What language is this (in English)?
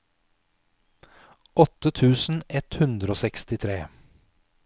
Norwegian